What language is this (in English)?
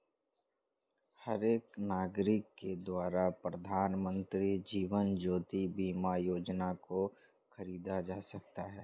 Hindi